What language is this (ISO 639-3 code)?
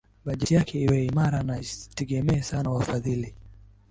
swa